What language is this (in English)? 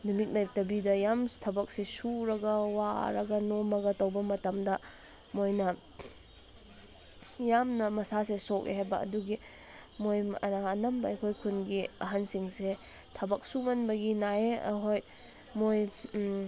Manipuri